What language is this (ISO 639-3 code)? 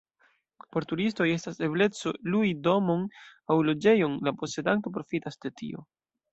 epo